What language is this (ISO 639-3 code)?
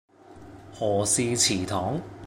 yue